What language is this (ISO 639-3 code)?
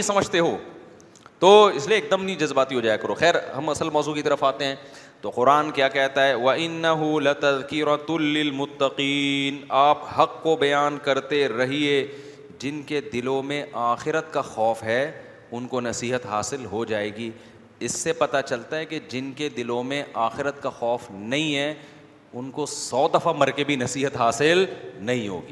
urd